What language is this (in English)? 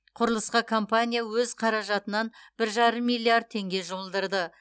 Kazakh